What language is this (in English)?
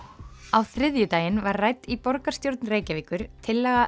Icelandic